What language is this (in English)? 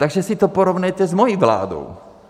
Czech